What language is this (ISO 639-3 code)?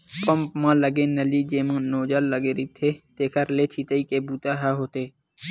hne